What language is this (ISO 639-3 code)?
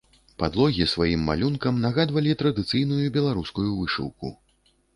bel